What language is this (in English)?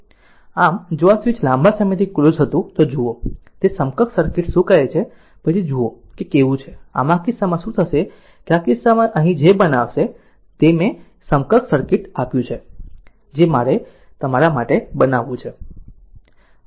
Gujarati